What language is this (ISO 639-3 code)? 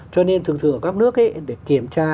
vie